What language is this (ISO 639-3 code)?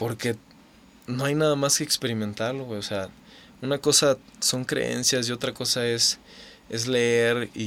spa